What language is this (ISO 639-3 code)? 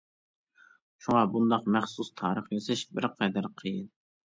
uig